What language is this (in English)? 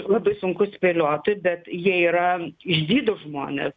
Lithuanian